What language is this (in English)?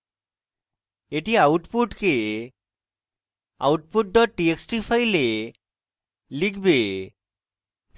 Bangla